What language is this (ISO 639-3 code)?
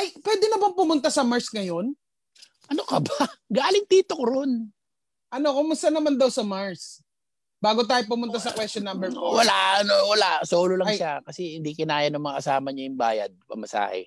fil